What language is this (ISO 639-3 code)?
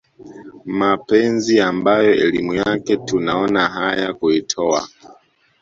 swa